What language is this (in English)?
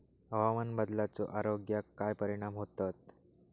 Marathi